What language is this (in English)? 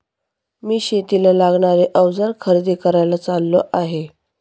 Marathi